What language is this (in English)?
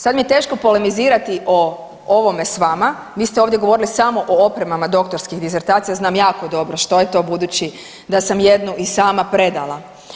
Croatian